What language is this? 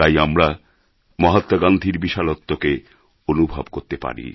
Bangla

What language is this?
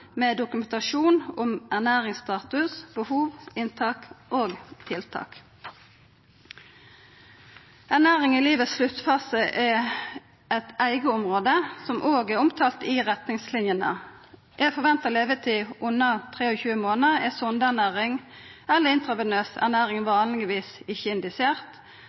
Norwegian Nynorsk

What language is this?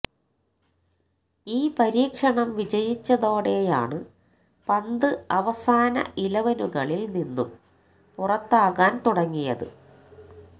Malayalam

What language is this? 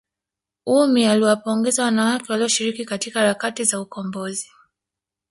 Swahili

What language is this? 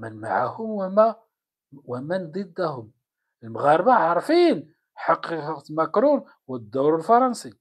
Arabic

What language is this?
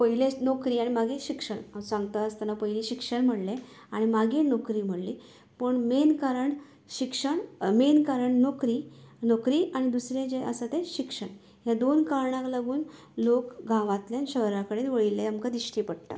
Konkani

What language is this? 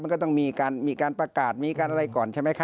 Thai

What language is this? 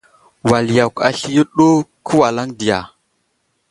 Wuzlam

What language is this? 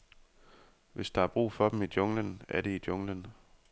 Danish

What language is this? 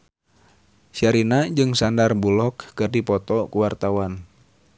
Sundanese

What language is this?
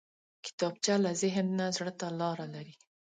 Pashto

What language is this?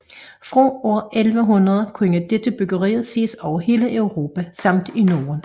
Danish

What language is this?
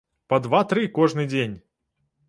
Belarusian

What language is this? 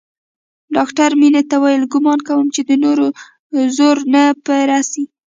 Pashto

